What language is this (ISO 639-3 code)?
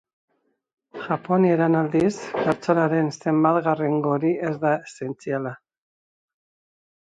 eus